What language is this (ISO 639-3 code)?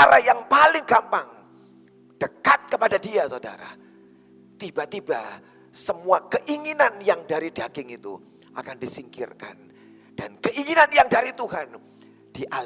ind